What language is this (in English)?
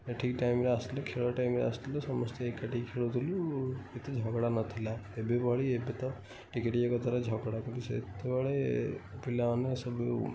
Odia